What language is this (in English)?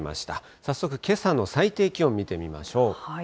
Japanese